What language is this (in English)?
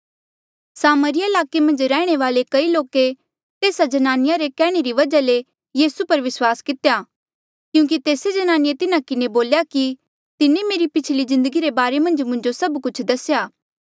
Mandeali